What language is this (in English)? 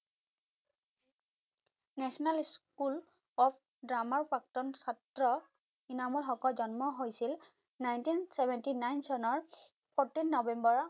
Assamese